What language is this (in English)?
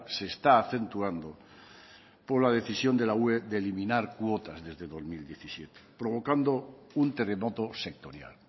Spanish